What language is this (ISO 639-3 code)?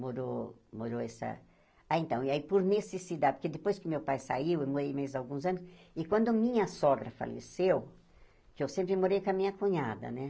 por